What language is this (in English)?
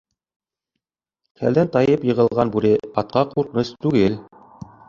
Bashkir